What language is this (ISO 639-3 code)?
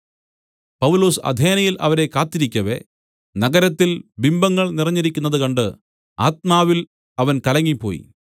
mal